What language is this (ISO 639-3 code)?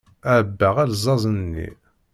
kab